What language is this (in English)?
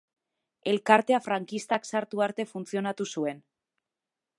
Basque